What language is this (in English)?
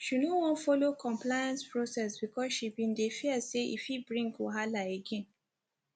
Nigerian Pidgin